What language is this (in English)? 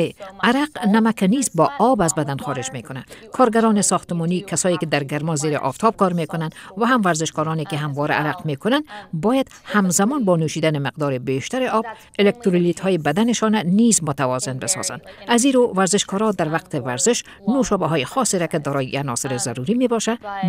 Persian